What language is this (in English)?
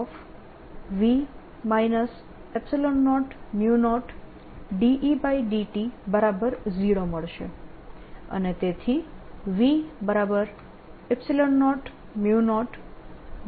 Gujarati